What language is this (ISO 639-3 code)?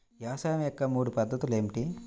tel